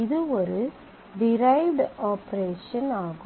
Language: Tamil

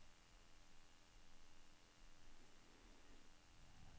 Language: Norwegian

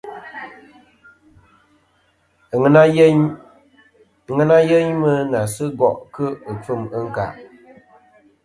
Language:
Kom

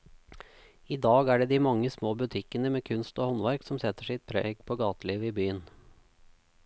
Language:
Norwegian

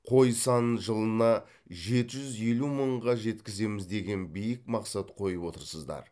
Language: Kazakh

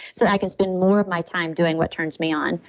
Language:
English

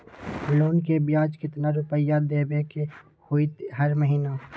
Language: Magahi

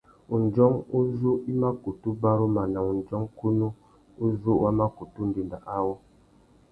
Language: Tuki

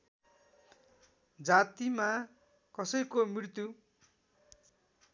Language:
Nepali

